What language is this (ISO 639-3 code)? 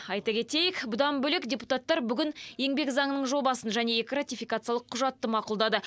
kaz